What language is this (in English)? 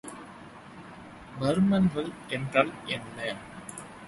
Tamil